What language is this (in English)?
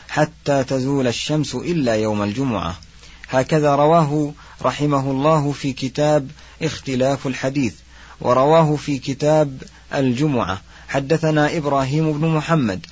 Arabic